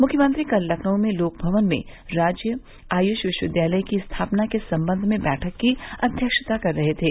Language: Hindi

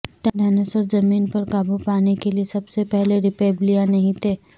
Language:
Urdu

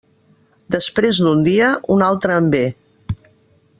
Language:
Catalan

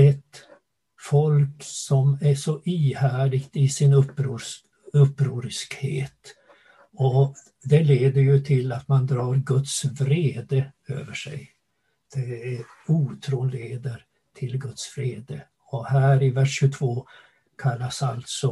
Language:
Swedish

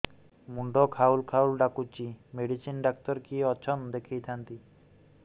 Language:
Odia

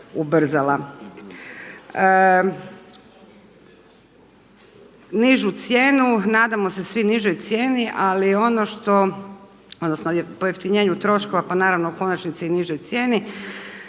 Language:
Croatian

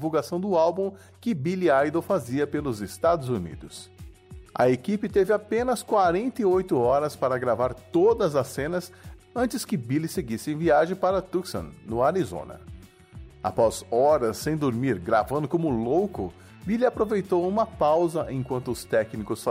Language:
Portuguese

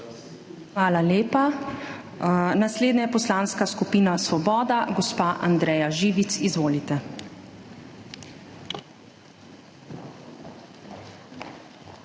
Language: Slovenian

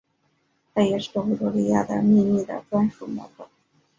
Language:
Chinese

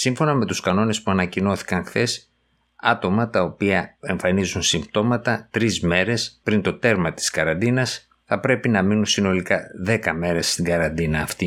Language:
Greek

